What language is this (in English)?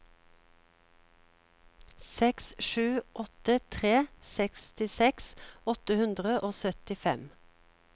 Norwegian